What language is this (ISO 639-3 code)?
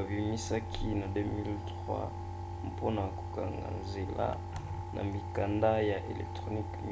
lin